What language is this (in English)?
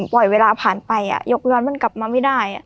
Thai